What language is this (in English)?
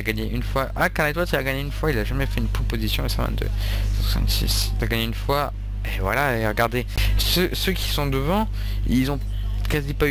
French